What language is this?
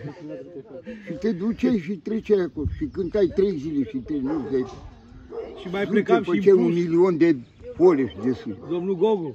Romanian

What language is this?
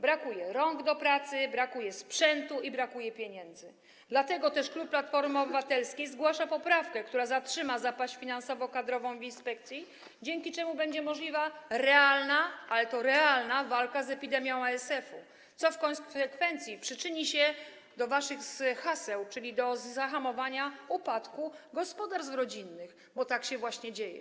Polish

